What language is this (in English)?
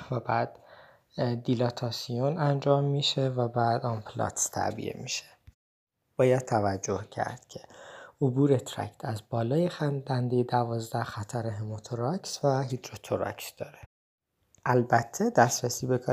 Persian